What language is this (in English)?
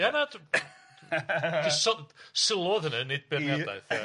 Welsh